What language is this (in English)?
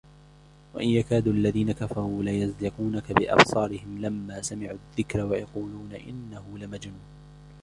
Arabic